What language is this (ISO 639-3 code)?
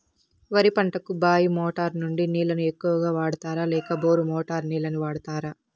tel